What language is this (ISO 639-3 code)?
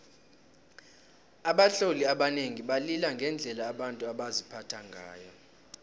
nbl